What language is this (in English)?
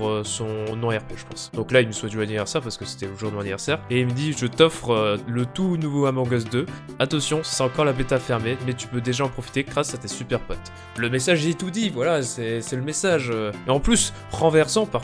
French